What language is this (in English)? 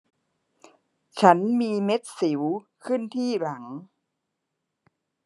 Thai